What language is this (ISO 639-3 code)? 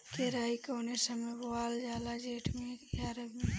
bho